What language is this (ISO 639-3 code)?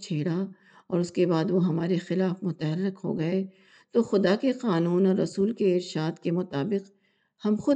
urd